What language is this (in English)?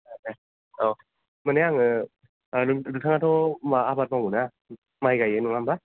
Bodo